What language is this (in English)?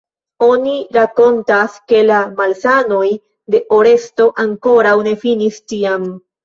Esperanto